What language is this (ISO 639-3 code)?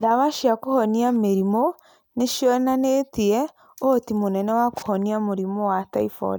kik